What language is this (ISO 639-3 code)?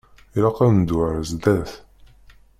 kab